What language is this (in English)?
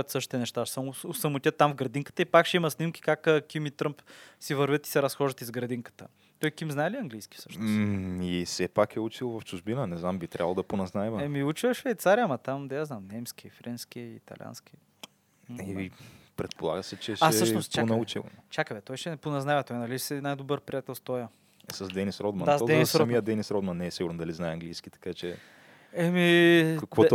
Bulgarian